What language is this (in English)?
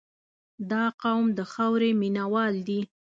Pashto